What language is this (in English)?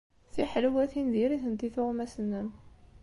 Kabyle